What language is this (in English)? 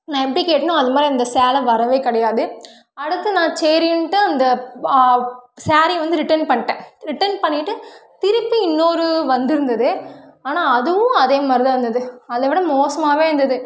Tamil